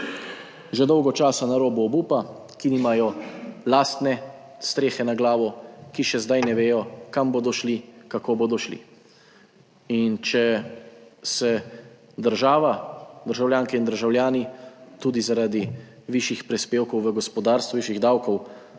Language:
Slovenian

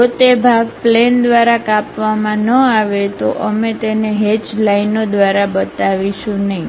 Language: Gujarati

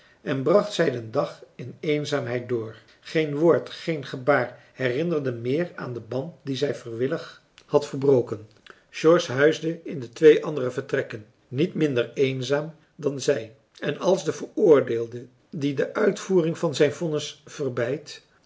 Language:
Dutch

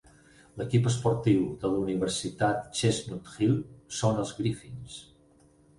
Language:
Catalan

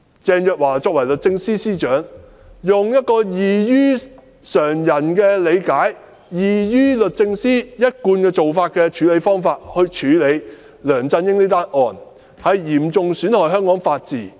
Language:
Cantonese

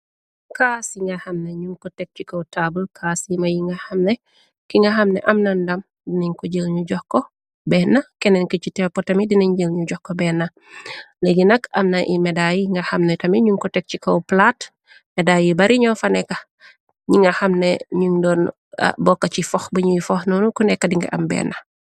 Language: Wolof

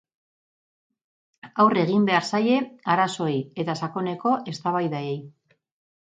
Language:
Basque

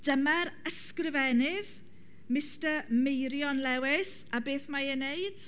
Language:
Welsh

